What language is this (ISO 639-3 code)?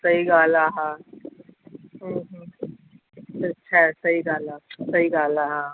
snd